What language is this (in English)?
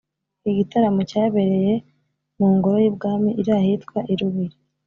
Kinyarwanda